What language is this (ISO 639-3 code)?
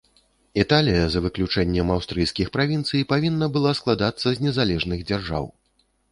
bel